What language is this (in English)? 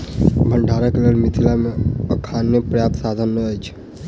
Maithili